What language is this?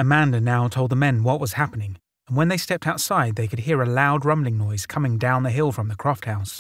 English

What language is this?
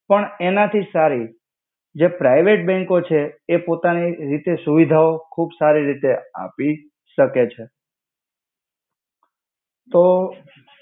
Gujarati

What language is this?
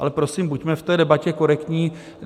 Czech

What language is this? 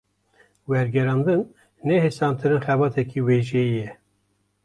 Kurdish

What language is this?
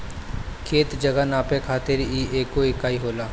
Bhojpuri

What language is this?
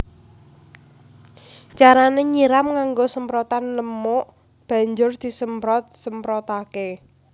Javanese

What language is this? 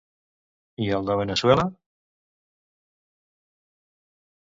Catalan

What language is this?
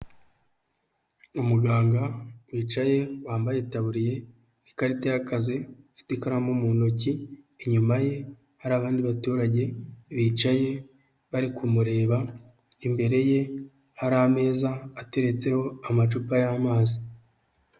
Kinyarwanda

